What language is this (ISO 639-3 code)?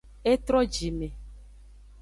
ajg